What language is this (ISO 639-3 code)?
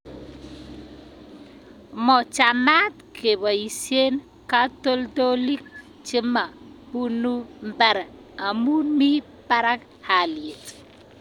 kln